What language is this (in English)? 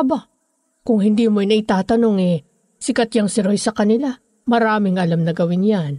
Filipino